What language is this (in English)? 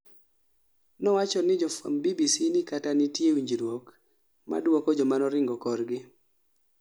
Luo (Kenya and Tanzania)